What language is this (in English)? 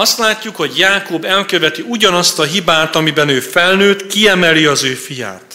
Hungarian